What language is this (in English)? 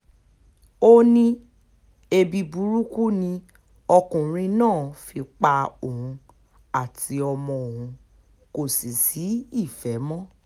Yoruba